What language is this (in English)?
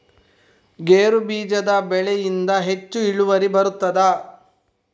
Kannada